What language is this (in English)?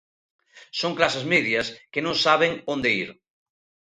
Galician